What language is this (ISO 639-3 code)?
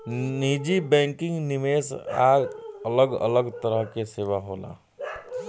bho